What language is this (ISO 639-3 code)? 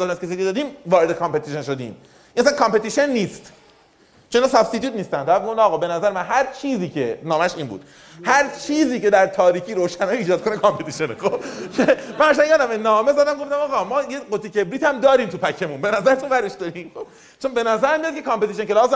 fas